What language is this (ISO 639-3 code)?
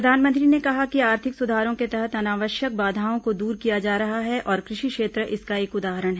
hin